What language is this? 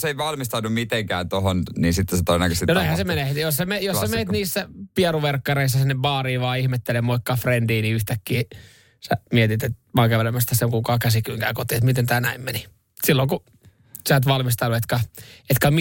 Finnish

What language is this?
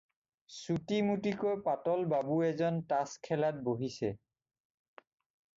Assamese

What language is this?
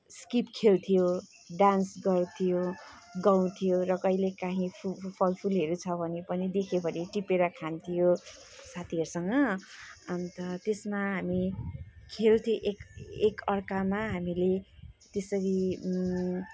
Nepali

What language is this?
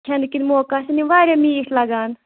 Kashmiri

